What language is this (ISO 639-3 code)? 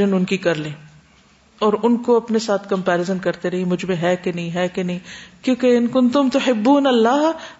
urd